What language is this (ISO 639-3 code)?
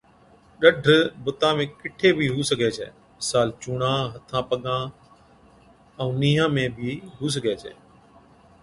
odk